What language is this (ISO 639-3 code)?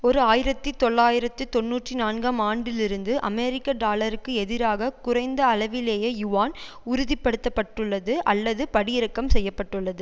tam